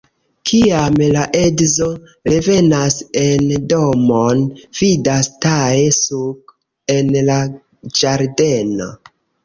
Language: Esperanto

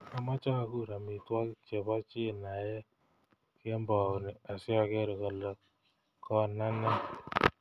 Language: Kalenjin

